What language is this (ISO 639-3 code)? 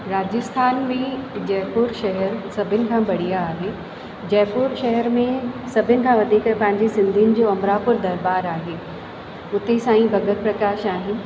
snd